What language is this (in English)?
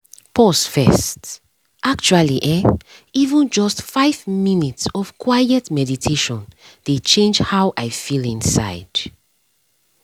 Nigerian Pidgin